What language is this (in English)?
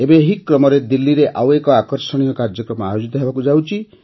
Odia